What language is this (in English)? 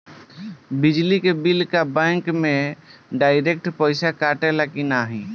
Bhojpuri